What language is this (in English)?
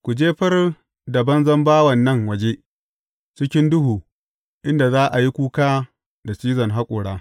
Hausa